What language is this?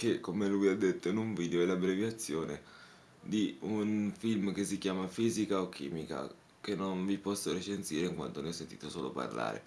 Italian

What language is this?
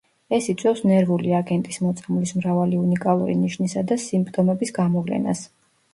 Georgian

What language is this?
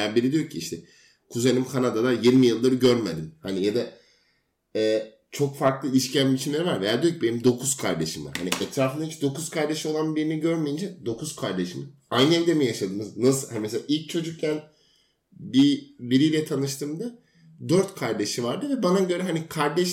Turkish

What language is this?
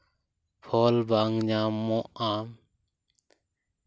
Santali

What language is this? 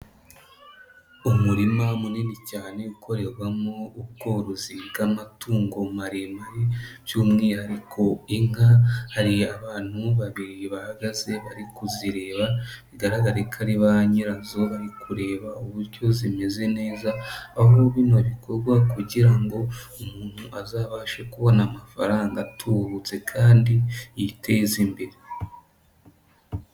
Kinyarwanda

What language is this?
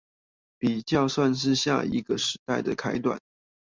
Chinese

